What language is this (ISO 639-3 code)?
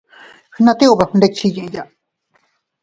cut